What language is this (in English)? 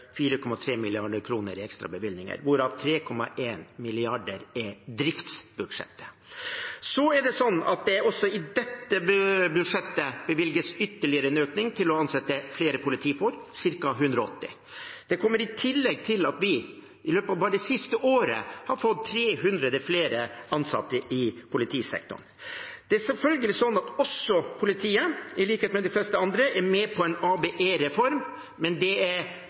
Norwegian Bokmål